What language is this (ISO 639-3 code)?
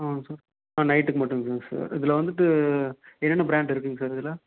tam